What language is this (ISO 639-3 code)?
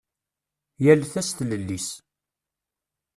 kab